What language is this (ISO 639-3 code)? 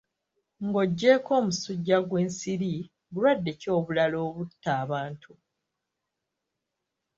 lug